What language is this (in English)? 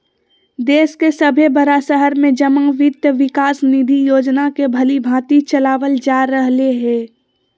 Magahi